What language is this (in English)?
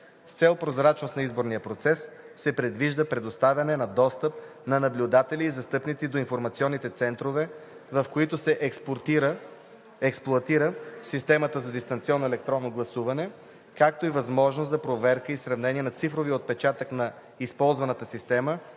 Bulgarian